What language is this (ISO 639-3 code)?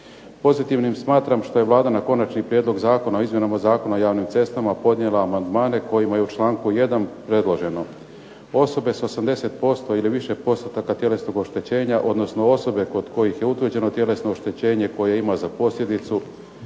hrv